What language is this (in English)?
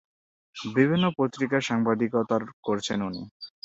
Bangla